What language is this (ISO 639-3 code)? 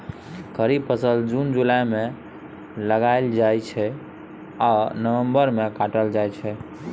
mai